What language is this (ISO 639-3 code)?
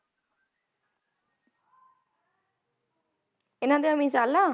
pan